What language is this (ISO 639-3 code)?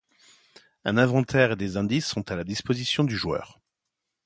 fra